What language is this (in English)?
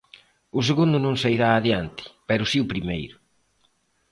Galician